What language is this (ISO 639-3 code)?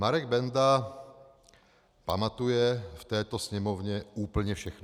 ces